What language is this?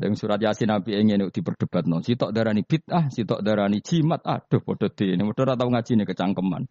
Indonesian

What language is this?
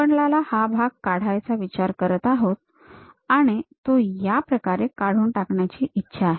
Marathi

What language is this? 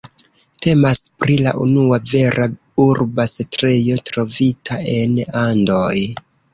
Esperanto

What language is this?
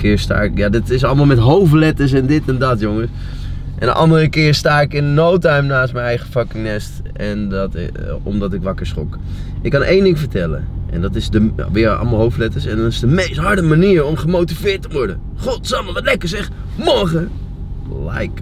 Dutch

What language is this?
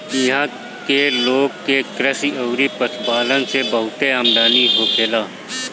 Bhojpuri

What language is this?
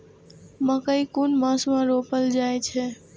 Maithili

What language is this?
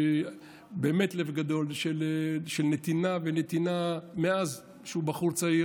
Hebrew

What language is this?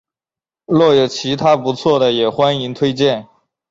Chinese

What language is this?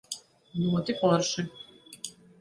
Latvian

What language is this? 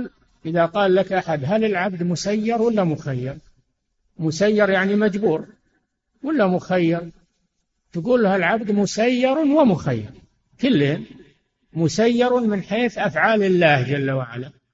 Arabic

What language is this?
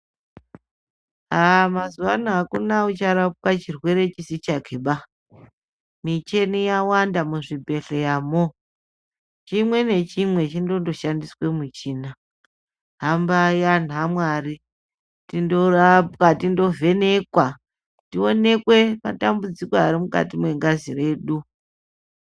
Ndau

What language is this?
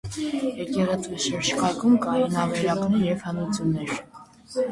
Armenian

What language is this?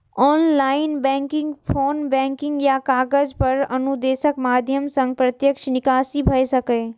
Maithili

